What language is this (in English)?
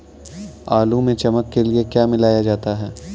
Hindi